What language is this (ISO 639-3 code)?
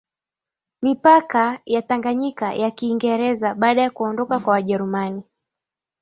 swa